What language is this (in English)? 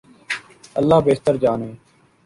Urdu